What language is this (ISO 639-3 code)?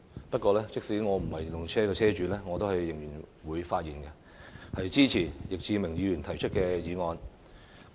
yue